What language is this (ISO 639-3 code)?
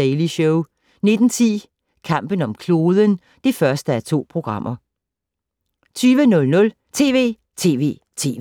dan